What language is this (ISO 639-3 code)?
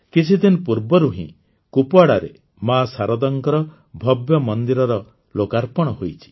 ori